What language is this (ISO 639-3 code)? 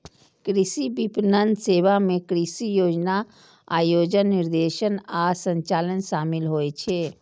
mai